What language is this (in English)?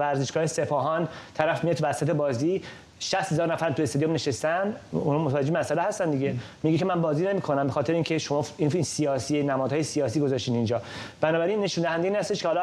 Persian